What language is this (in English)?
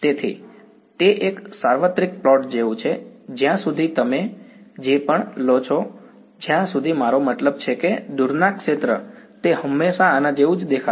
Gujarati